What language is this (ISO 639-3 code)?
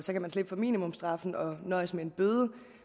dan